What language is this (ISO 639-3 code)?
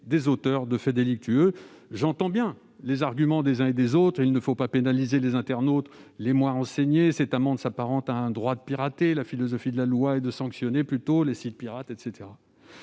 fra